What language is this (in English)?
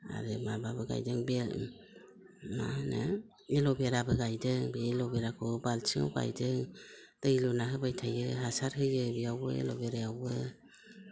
Bodo